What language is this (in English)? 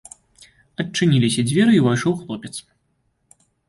Belarusian